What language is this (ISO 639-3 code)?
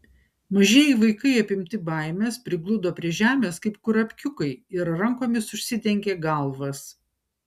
lit